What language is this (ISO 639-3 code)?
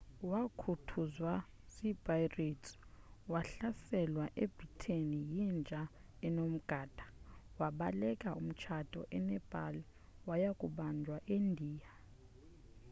xho